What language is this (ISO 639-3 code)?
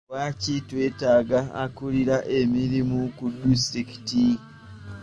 lug